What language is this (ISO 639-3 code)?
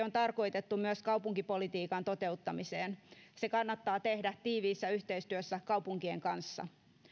fin